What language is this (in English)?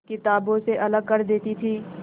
Hindi